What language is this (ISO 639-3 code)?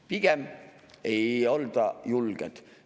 est